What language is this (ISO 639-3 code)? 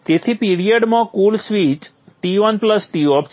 guj